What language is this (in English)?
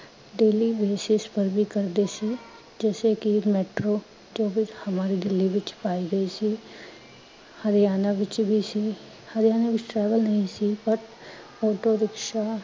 Punjabi